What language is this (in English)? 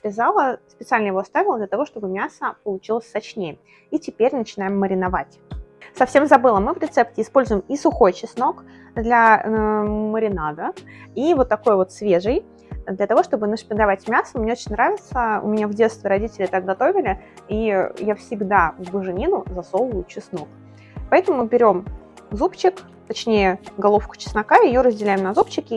Russian